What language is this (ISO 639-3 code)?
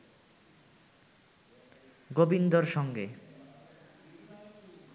ben